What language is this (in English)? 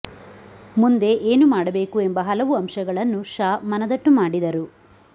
Kannada